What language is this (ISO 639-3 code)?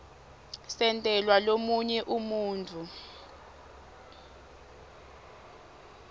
ssw